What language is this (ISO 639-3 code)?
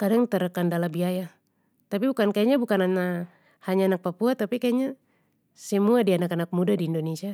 pmy